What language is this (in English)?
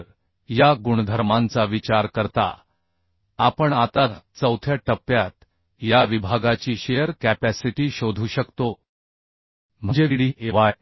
Marathi